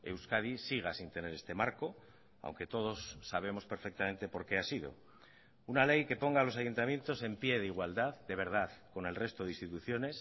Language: Spanish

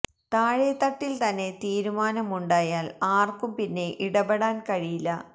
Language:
Malayalam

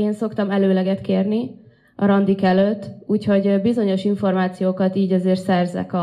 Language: Hungarian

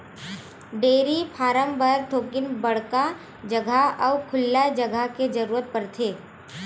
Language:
Chhattisgarhi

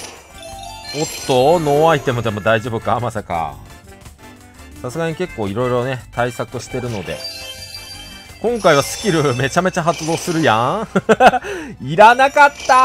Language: Japanese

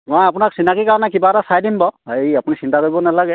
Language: Assamese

